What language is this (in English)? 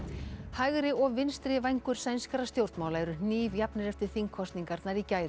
Icelandic